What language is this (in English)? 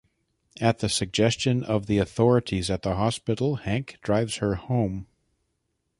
English